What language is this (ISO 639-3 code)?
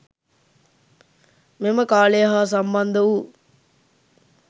sin